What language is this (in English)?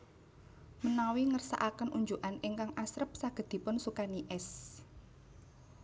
Javanese